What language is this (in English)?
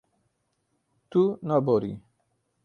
Kurdish